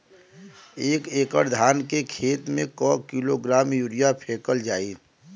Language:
Bhojpuri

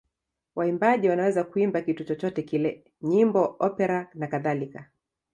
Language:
Swahili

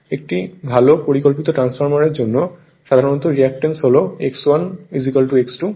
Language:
Bangla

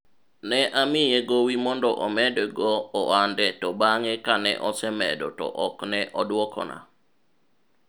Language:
Luo (Kenya and Tanzania)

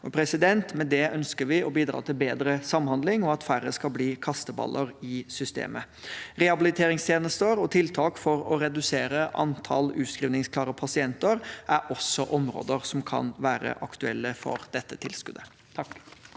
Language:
Norwegian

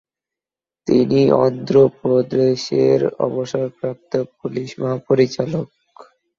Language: Bangla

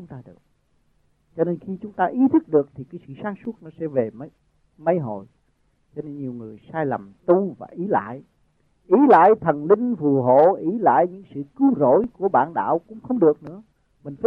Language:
Vietnamese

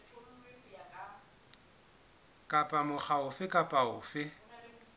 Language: Southern Sotho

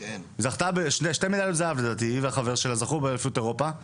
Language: Hebrew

